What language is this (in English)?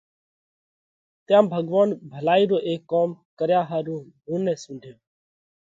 Parkari Koli